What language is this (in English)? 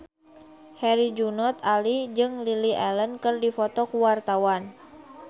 Sundanese